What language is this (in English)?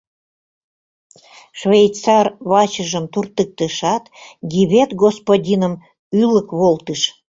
Mari